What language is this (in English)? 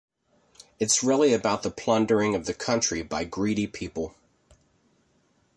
English